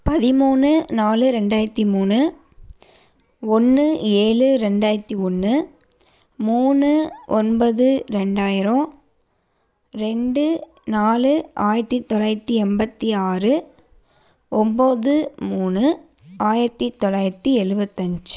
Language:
Tamil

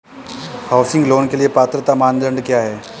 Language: Hindi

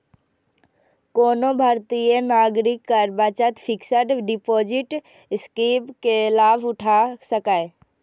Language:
Maithili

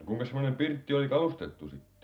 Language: Finnish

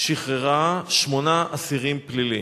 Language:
Hebrew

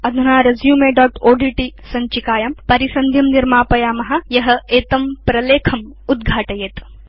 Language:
Sanskrit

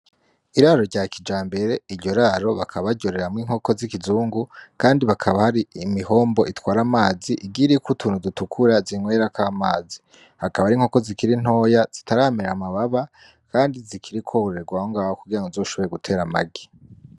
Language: Rundi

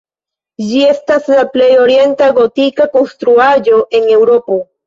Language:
Esperanto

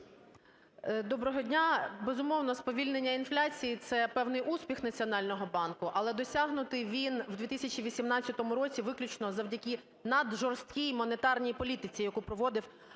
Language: Ukrainian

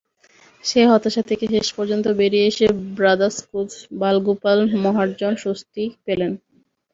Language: Bangla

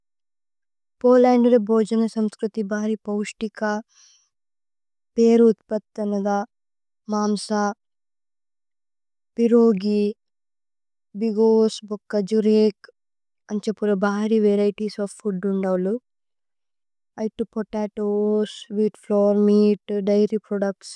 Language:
Tulu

